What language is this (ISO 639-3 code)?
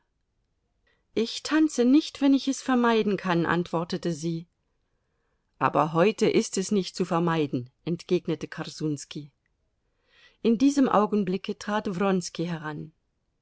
deu